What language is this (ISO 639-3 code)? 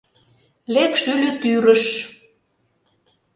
chm